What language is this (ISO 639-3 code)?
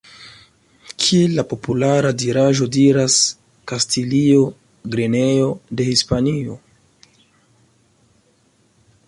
epo